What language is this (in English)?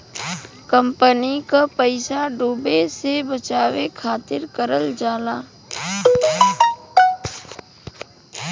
Bhojpuri